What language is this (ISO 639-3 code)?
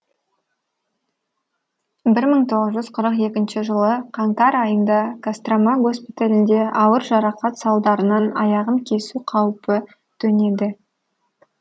kaz